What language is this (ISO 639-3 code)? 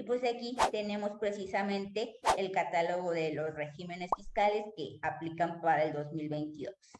spa